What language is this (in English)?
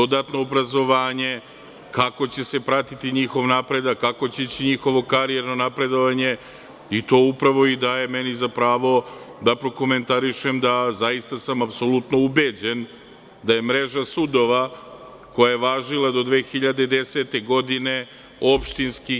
Serbian